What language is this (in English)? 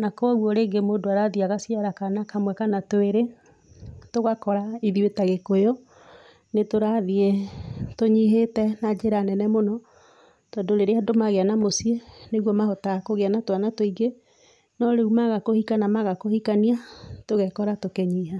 Kikuyu